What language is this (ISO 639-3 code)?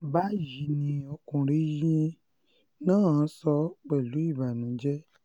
yor